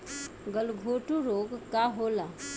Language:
Bhojpuri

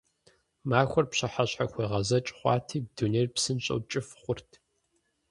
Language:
Kabardian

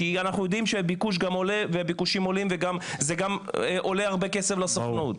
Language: Hebrew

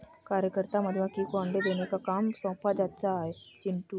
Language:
Hindi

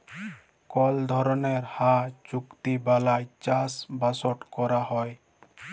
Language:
Bangla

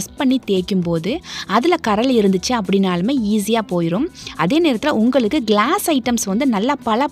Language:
Tamil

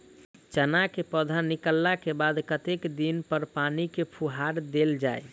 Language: Maithili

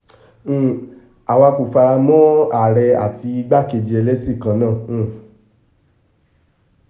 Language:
Yoruba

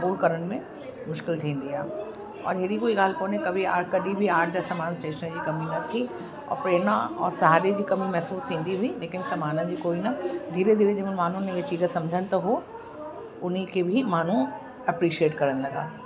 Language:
Sindhi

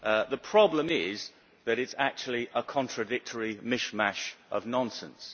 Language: English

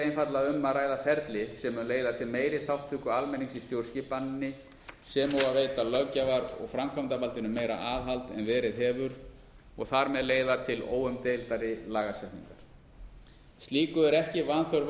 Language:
Icelandic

